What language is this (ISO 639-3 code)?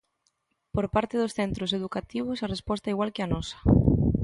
glg